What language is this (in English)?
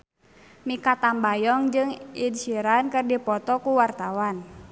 Sundanese